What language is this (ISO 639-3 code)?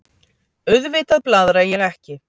isl